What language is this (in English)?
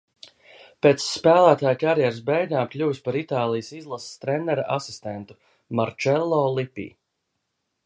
Latvian